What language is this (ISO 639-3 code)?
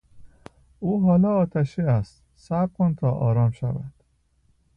fas